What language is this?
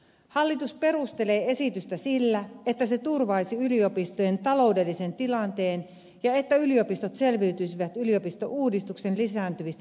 Finnish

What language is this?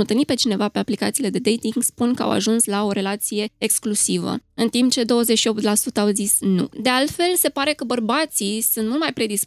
Romanian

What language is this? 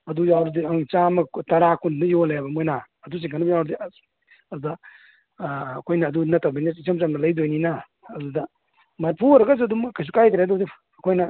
Manipuri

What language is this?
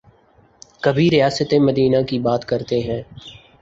Urdu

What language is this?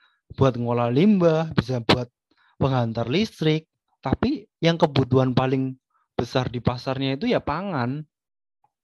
Indonesian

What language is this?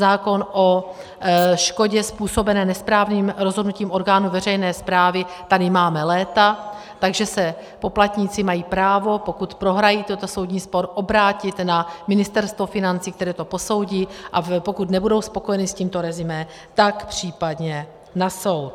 Czech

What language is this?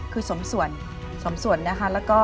Thai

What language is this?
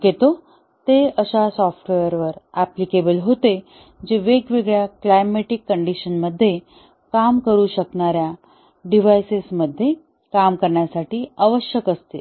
Marathi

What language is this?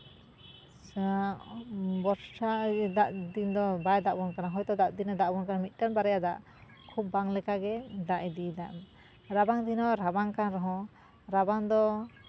Santali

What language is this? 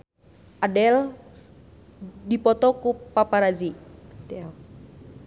Sundanese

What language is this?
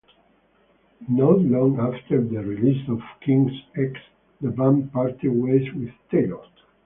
English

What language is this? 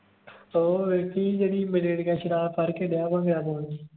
Punjabi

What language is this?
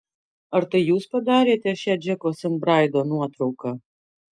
Lithuanian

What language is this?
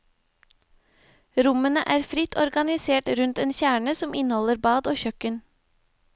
Norwegian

